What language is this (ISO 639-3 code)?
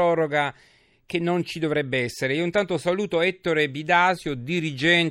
ita